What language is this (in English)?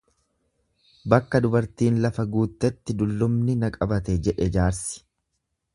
Oromo